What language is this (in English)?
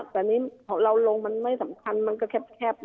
Thai